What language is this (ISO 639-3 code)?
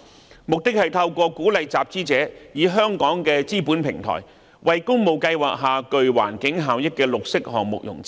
yue